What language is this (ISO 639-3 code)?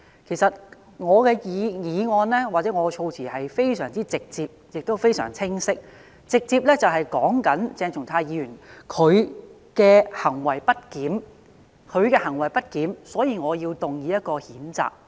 yue